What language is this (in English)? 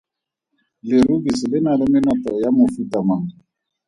Tswana